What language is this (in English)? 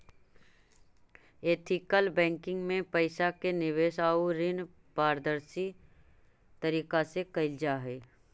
Magahi